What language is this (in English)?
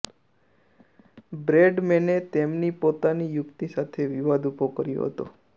Gujarati